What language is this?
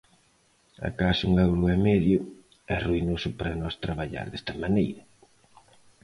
Galician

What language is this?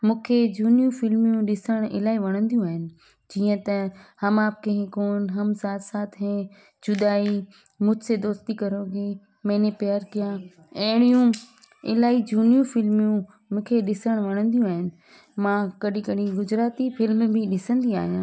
Sindhi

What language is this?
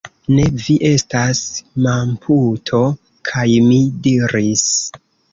Esperanto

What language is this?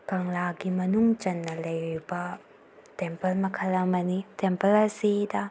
Manipuri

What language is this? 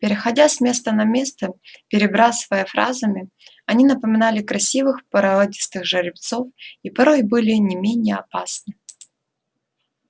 Russian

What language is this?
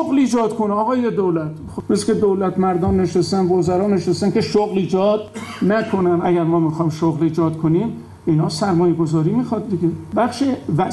Persian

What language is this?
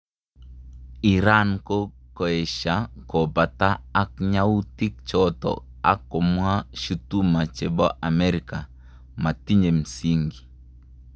Kalenjin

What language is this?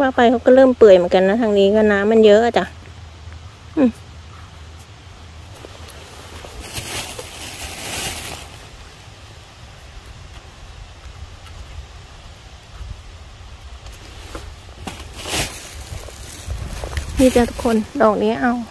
Thai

